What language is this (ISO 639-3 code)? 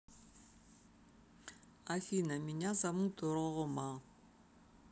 rus